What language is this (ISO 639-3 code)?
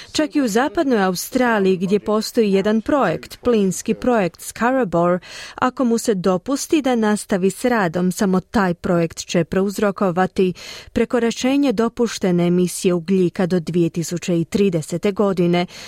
hrv